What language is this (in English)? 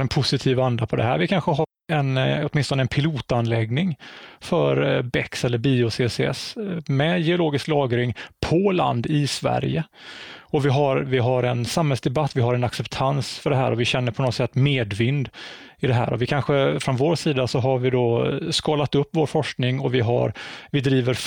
Swedish